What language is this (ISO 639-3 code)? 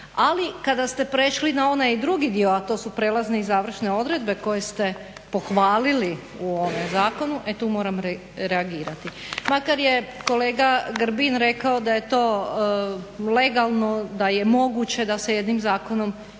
hrv